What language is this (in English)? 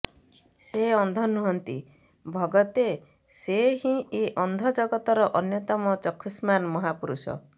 Odia